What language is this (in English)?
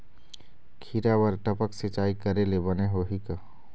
Chhattisgarhi